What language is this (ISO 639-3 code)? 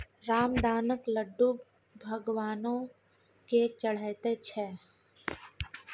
mai